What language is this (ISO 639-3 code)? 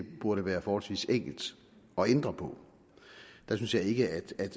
dan